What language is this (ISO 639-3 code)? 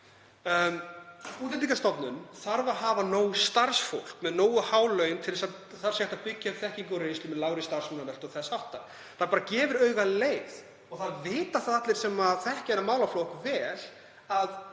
isl